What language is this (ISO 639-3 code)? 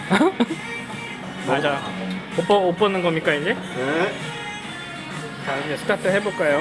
kor